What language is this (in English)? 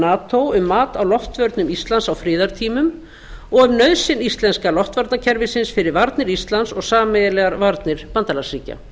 Icelandic